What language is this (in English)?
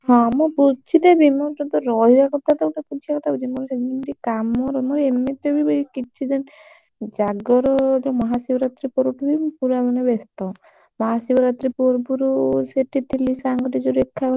Odia